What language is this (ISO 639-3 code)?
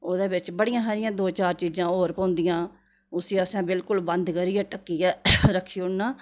doi